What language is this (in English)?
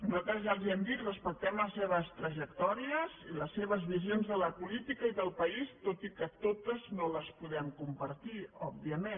Catalan